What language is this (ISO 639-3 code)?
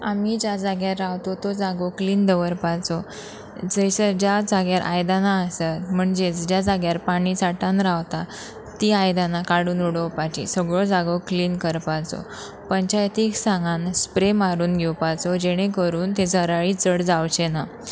kok